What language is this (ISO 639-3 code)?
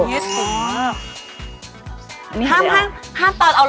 tha